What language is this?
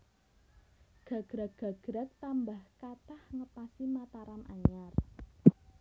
Javanese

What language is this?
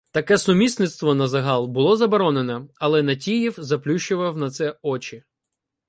Ukrainian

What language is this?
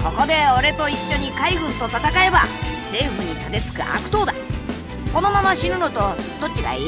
Japanese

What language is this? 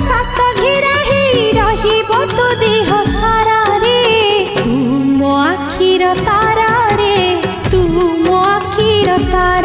Punjabi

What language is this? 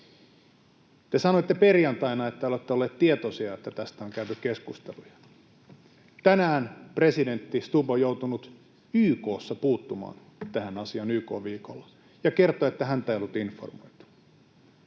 Finnish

